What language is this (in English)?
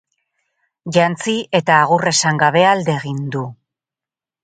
Basque